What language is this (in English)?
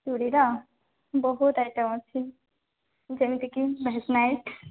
Odia